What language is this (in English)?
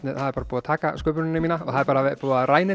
Icelandic